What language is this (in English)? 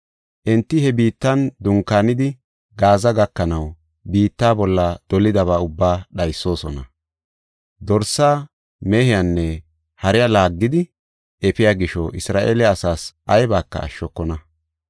Gofa